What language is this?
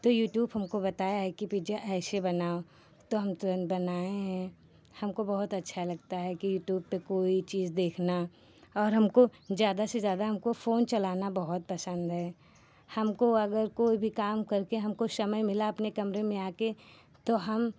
Hindi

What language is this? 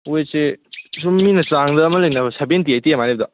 Manipuri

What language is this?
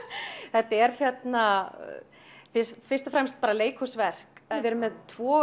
Icelandic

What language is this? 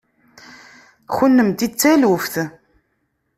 Kabyle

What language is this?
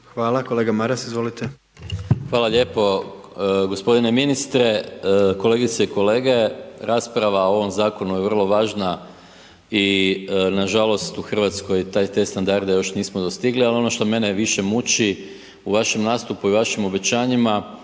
Croatian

